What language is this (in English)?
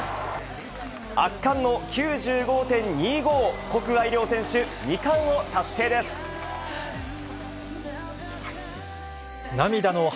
Japanese